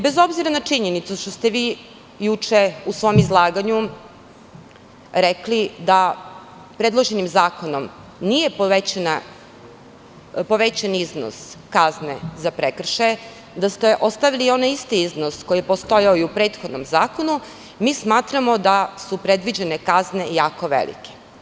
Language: Serbian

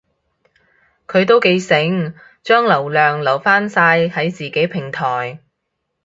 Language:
Cantonese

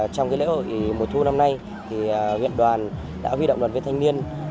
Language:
Vietnamese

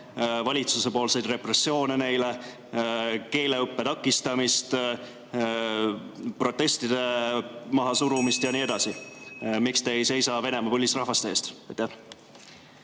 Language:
Estonian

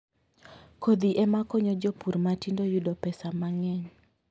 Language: Luo (Kenya and Tanzania)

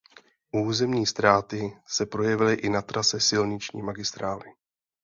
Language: Czech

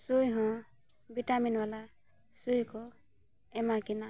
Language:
Santali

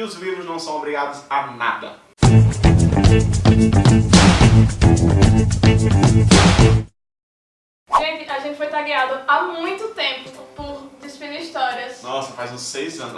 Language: Portuguese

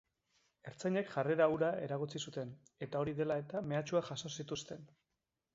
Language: Basque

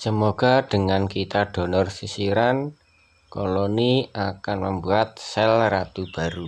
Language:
Indonesian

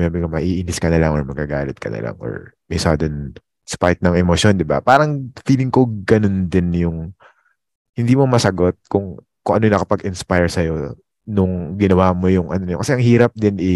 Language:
Filipino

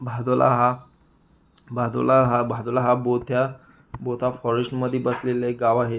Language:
Marathi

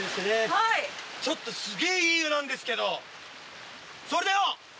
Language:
Japanese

